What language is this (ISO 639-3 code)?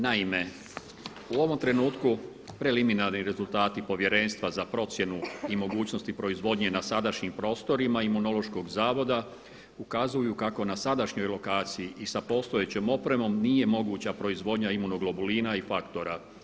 hrv